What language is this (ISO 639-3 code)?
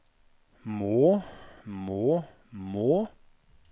nor